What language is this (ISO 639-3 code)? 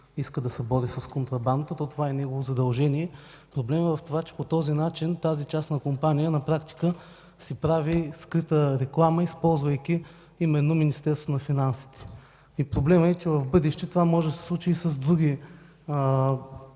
bul